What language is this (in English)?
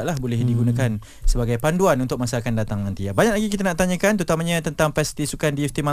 Malay